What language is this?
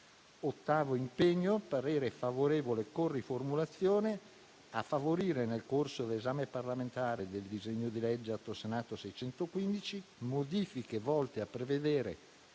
Italian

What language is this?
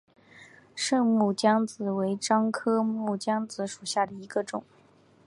Chinese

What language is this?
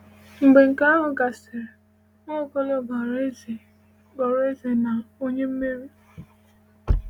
Igbo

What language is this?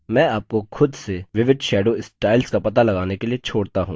Hindi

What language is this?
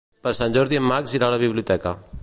Catalan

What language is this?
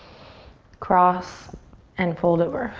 English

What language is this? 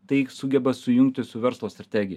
Lithuanian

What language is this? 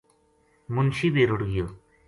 Gujari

